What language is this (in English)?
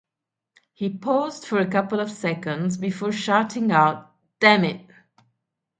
English